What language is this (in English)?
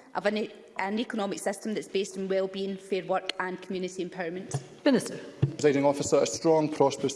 English